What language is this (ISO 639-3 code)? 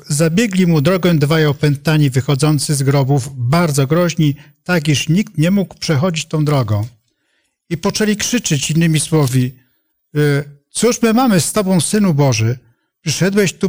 pol